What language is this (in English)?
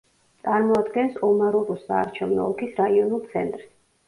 Georgian